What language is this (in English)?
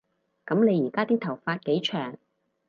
Cantonese